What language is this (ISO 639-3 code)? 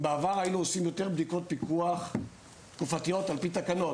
heb